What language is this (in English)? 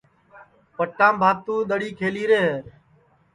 Sansi